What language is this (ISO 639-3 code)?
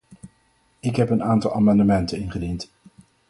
nld